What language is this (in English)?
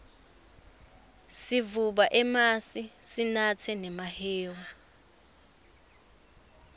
Swati